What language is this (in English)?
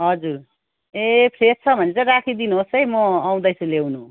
Nepali